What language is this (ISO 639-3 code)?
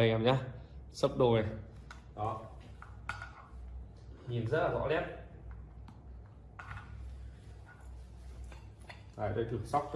vie